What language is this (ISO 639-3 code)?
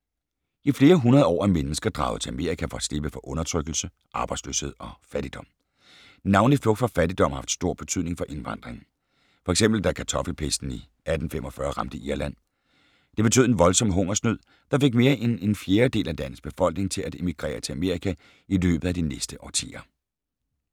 dan